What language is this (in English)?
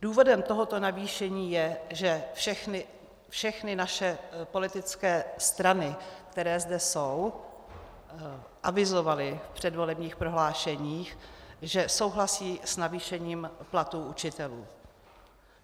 Czech